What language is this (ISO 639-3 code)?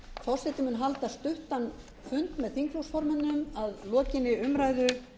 isl